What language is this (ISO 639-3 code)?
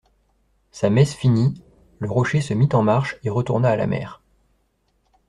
fra